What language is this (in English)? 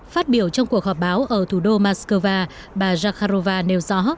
Vietnamese